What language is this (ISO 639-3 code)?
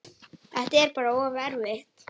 isl